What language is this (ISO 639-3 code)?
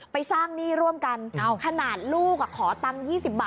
tha